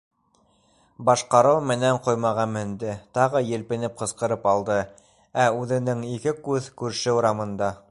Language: Bashkir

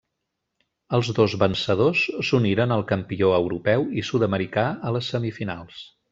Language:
Catalan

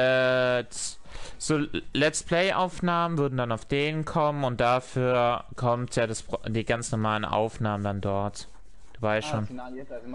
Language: German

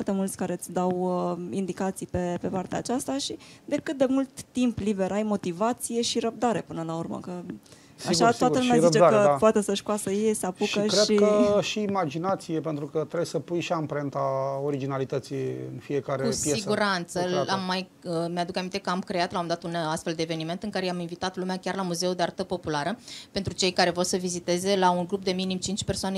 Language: Romanian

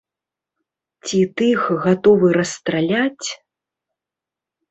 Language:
Belarusian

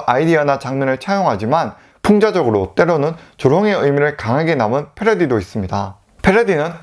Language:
Korean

